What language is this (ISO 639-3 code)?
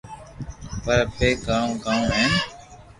lrk